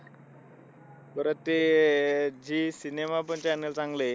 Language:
Marathi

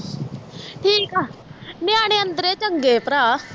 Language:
Punjabi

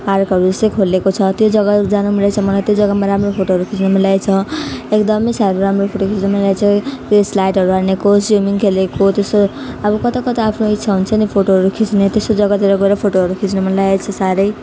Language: Nepali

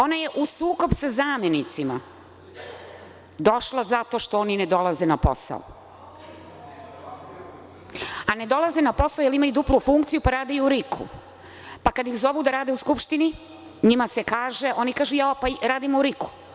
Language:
Serbian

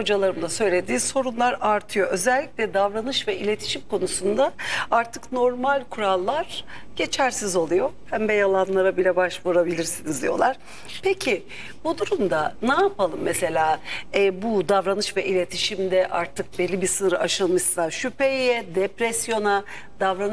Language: Turkish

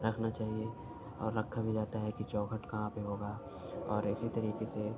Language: Urdu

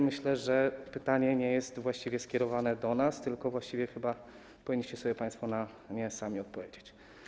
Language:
Polish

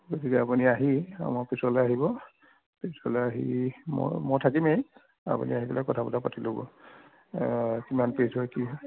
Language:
Assamese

